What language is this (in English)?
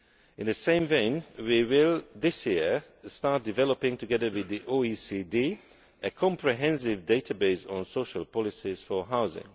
English